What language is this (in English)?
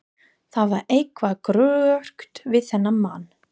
Icelandic